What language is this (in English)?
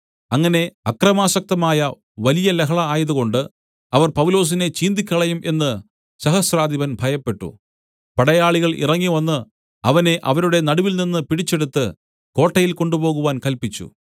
Malayalam